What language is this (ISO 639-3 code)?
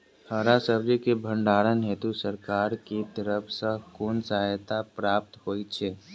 mai